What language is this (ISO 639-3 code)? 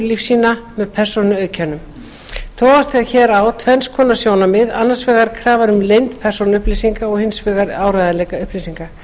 isl